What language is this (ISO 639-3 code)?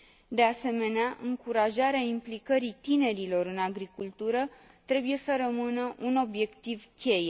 ron